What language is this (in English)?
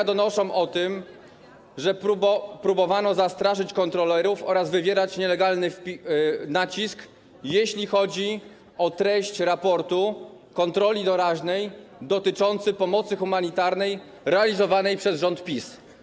Polish